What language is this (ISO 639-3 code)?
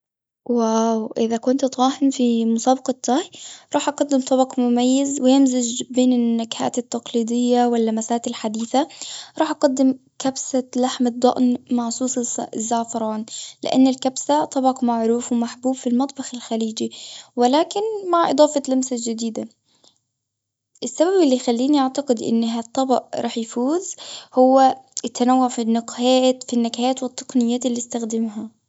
afb